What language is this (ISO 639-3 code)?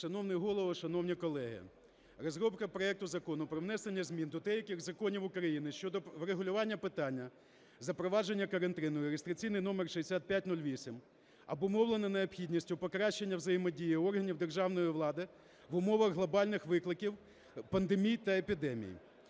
ukr